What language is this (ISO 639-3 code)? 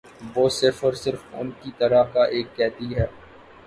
urd